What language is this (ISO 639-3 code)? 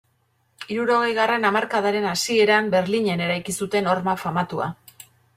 eus